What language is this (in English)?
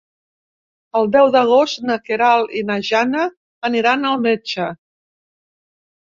Catalan